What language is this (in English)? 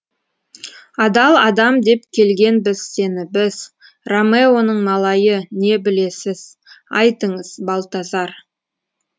Kazakh